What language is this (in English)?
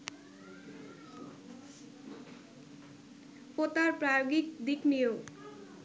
Bangla